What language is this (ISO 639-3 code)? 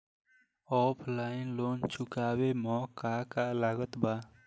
bho